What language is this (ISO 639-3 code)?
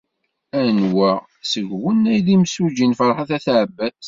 kab